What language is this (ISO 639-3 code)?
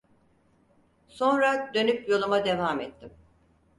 tur